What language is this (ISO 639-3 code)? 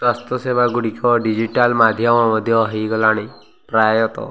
ori